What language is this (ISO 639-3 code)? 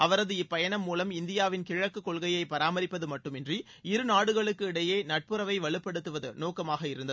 tam